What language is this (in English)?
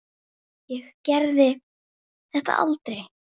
Icelandic